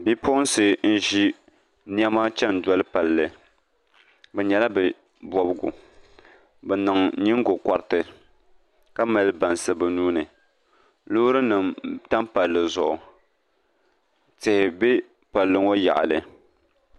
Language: Dagbani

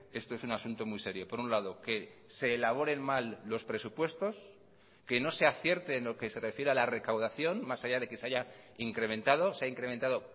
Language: Spanish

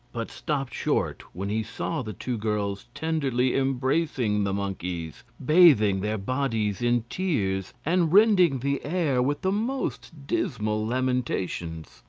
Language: English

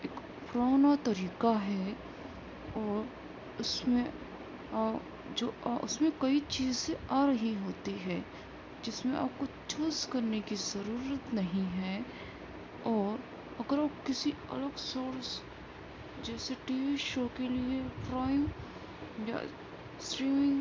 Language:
Urdu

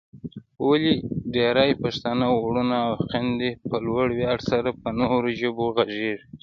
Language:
Pashto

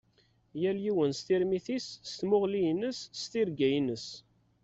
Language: Kabyle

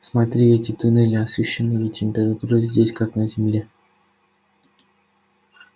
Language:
Russian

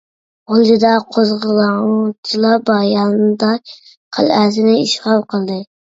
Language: Uyghur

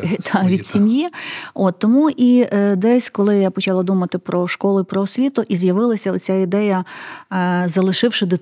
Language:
Ukrainian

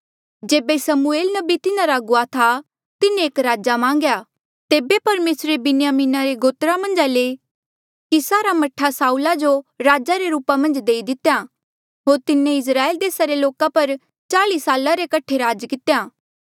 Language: Mandeali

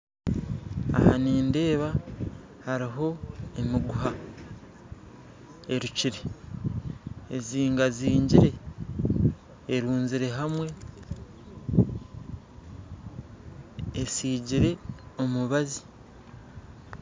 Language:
Nyankole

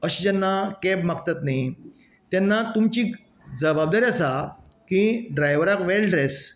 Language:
Konkani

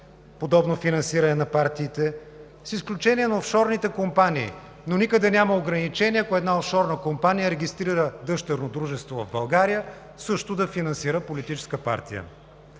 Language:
Bulgarian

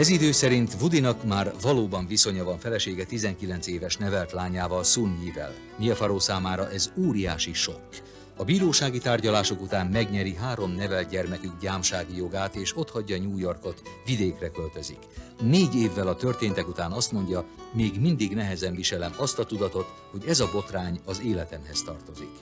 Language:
Hungarian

